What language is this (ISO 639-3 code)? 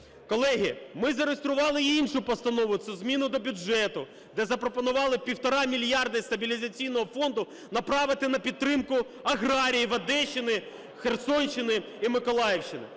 ukr